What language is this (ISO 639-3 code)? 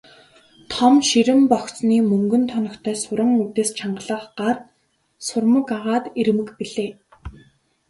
mon